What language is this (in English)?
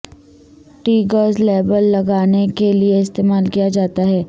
Urdu